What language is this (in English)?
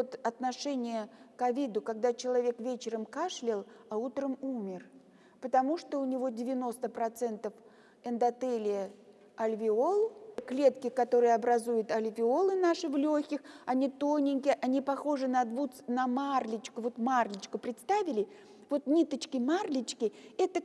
Russian